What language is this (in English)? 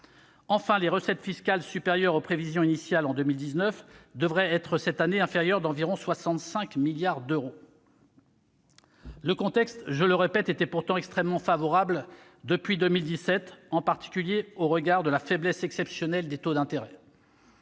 French